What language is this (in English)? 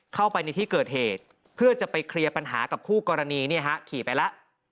Thai